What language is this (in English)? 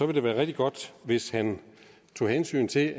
Danish